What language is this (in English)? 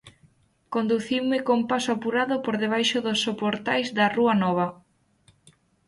Galician